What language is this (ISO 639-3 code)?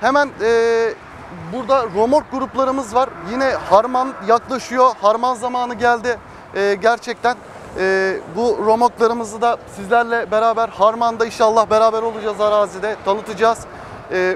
tur